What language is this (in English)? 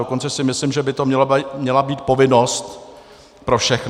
Czech